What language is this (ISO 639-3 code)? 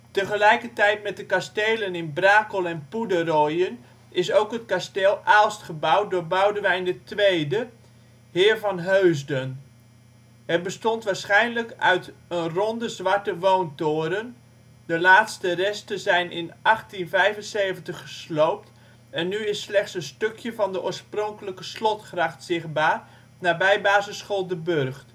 nld